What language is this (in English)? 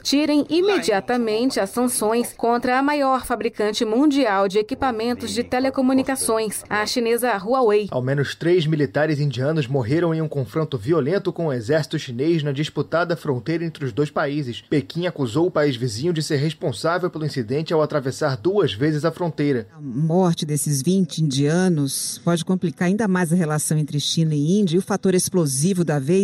Portuguese